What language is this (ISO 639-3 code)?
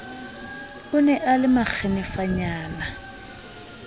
sot